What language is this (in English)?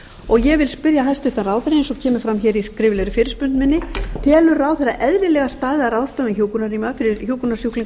Icelandic